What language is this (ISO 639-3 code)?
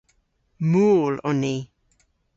cor